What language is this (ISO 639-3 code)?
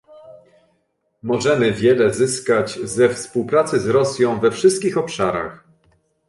pol